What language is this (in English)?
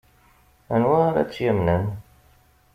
Kabyle